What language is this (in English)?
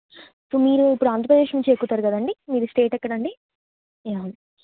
Telugu